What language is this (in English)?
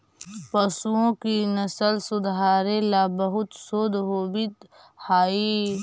Magahi